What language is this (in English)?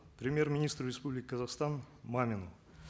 Kazakh